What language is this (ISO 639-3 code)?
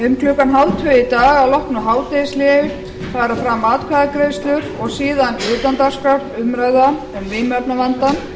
isl